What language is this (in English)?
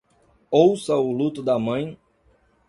Portuguese